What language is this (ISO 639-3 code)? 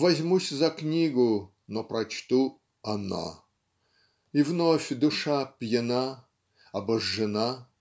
rus